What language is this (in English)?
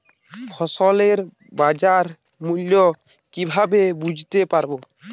Bangla